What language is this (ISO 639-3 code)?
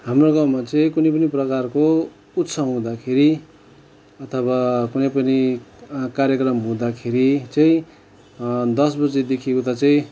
nep